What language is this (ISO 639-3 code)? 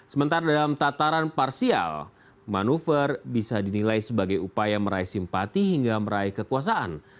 ind